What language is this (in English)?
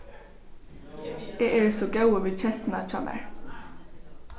Faroese